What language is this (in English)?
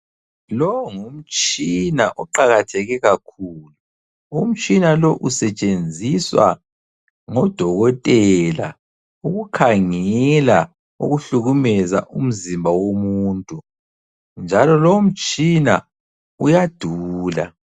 North Ndebele